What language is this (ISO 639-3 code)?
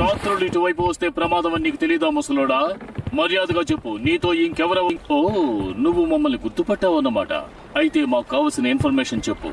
tel